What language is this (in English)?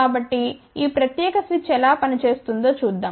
Telugu